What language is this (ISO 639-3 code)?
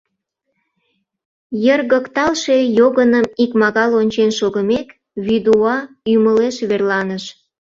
chm